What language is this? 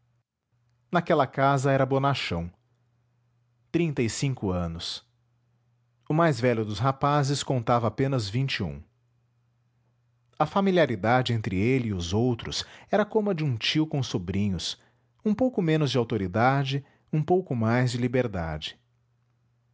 Portuguese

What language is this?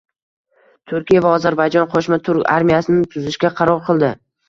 Uzbek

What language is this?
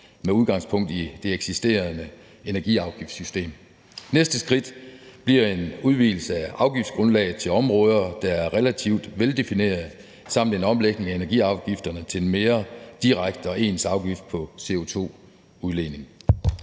Danish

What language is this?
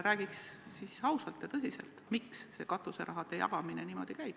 Estonian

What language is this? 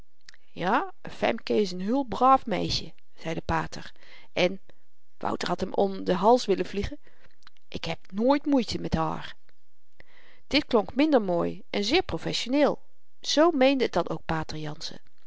Dutch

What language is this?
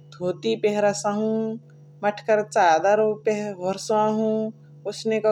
Chitwania Tharu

